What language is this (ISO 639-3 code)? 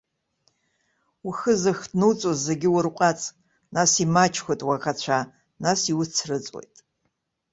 abk